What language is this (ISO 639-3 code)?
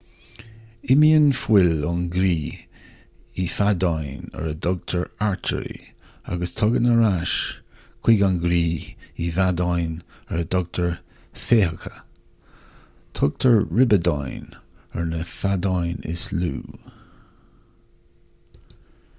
gle